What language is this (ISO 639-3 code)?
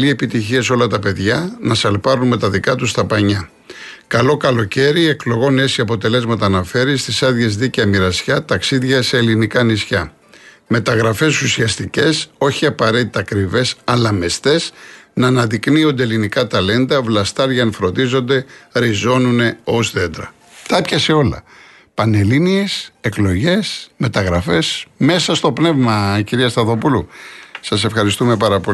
ell